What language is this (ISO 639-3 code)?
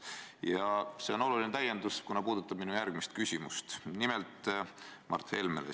est